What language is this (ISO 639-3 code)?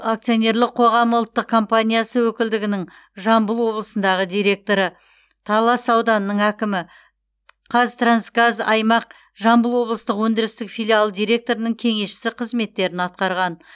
kaz